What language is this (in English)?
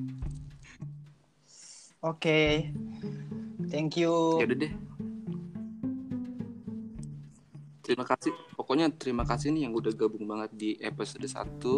Indonesian